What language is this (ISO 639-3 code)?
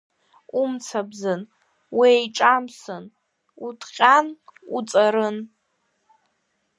abk